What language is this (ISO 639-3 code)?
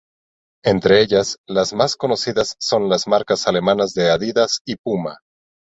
spa